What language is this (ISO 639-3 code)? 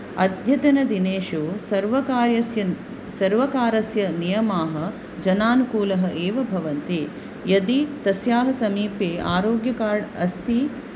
san